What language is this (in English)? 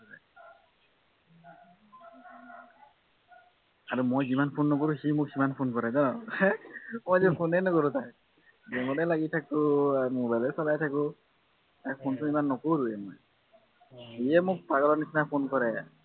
Assamese